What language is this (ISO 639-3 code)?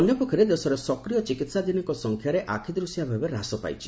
ori